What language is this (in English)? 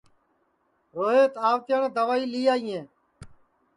Sansi